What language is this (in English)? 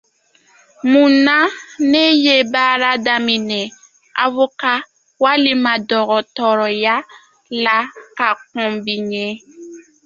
Dyula